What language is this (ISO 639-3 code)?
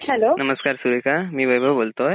mar